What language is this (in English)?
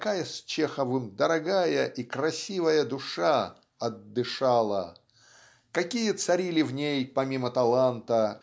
Russian